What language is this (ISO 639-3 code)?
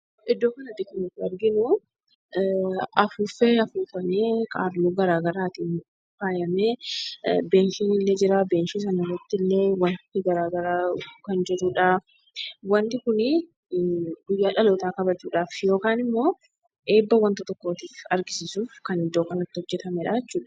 orm